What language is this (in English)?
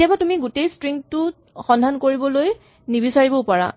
Assamese